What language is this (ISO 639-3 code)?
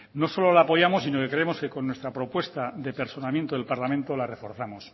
spa